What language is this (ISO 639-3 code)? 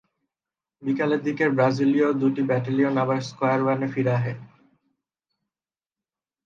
ben